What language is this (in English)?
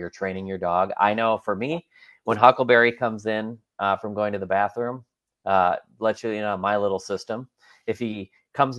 English